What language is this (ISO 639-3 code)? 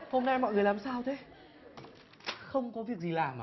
vie